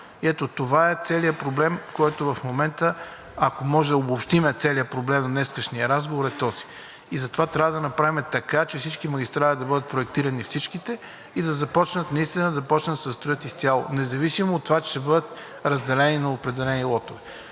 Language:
Bulgarian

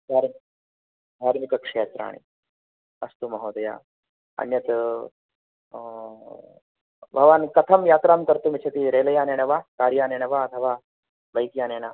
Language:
Sanskrit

